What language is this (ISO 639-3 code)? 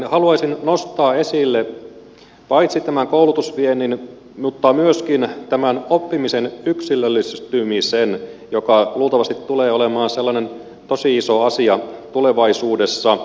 fin